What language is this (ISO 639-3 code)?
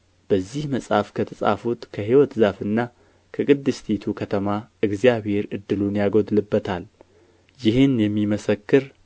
amh